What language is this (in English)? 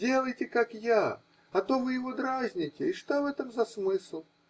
Russian